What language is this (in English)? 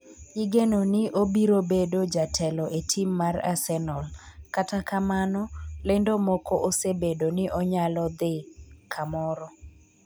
Luo (Kenya and Tanzania)